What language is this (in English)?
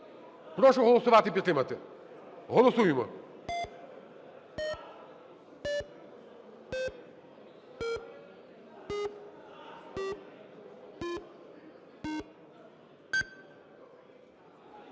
Ukrainian